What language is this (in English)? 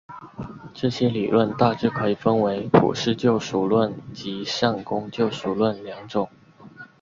Chinese